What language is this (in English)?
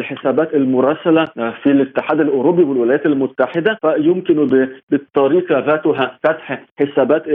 Arabic